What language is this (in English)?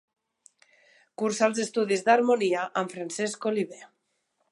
Catalan